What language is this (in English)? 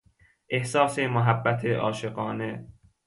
Persian